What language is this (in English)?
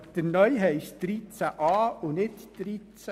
Swiss German